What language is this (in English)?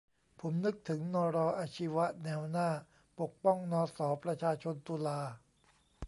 Thai